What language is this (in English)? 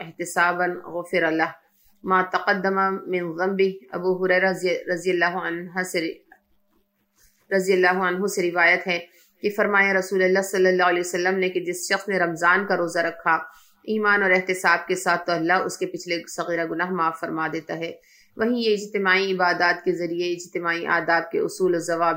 Urdu